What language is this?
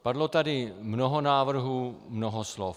Czech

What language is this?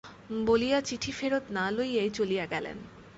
Bangla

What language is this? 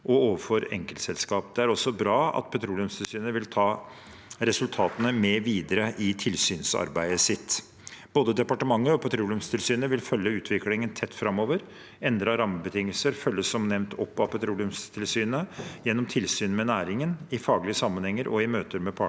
Norwegian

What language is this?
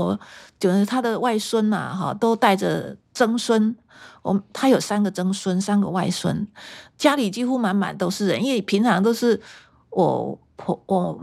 Chinese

